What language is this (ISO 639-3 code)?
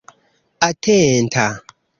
epo